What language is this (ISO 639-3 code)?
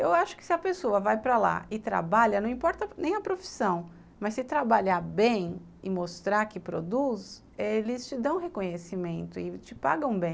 por